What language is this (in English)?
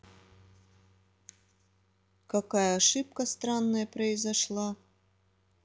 Russian